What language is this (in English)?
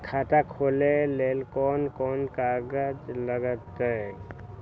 Magahi